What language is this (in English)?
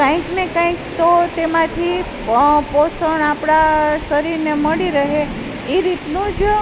Gujarati